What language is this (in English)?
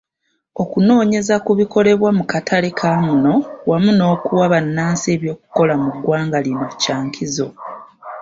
Ganda